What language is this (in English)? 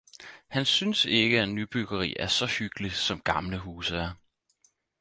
Danish